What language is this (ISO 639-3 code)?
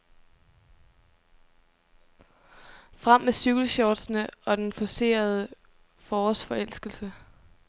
dan